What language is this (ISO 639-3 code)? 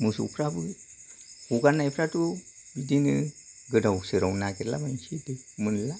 brx